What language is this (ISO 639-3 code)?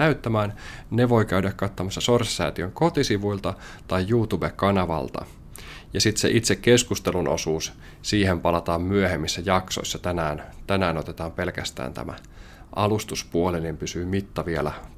fin